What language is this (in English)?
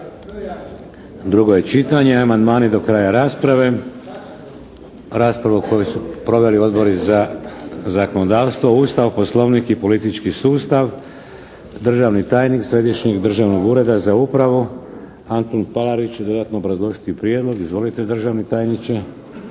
Croatian